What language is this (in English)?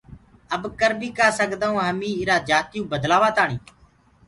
Gurgula